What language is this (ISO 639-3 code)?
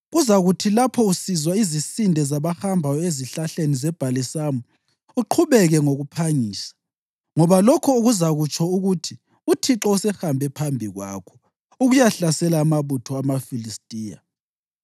nde